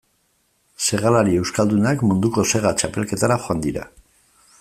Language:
Basque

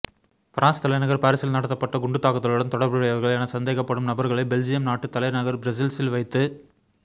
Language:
Tamil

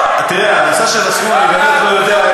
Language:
Hebrew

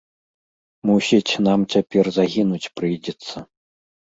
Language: Belarusian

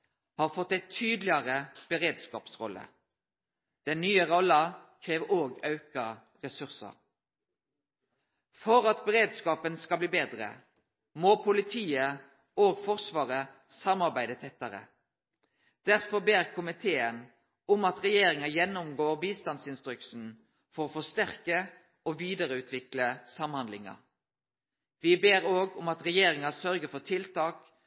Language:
Norwegian Nynorsk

